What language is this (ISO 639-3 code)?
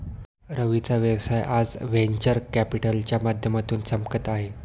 mar